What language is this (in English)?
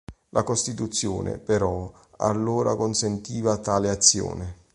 Italian